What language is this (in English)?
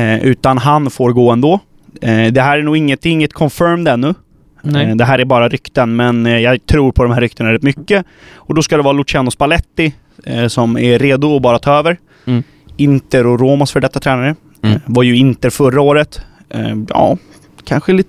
Swedish